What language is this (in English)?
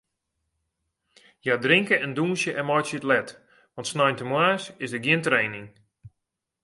Western Frisian